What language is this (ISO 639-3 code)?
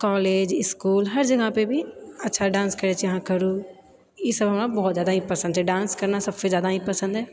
mai